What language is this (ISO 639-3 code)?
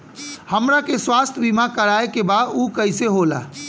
bho